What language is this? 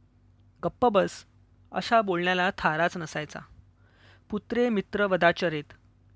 Hindi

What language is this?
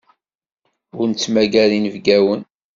Kabyle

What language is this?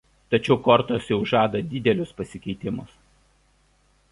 Lithuanian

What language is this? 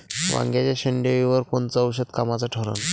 Marathi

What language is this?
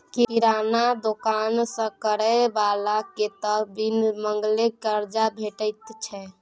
Maithili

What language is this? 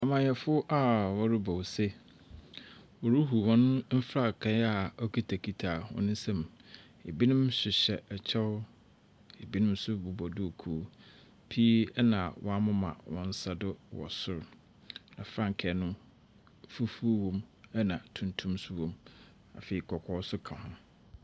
Akan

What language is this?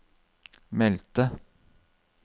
Norwegian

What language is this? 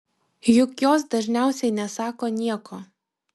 Lithuanian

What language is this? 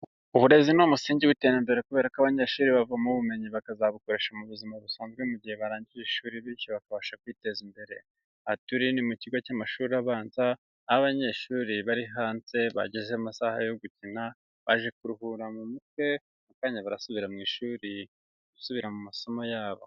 Kinyarwanda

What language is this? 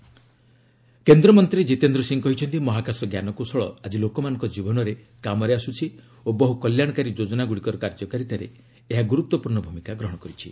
Odia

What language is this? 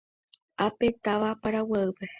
Guarani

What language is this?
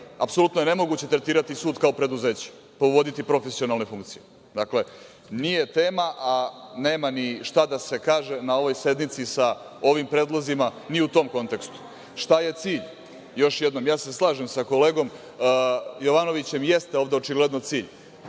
Serbian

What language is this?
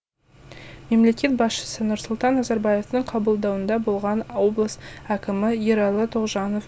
Kazakh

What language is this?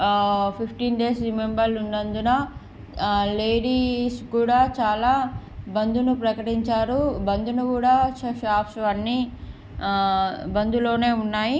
Telugu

